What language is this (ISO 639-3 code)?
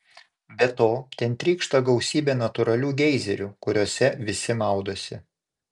lit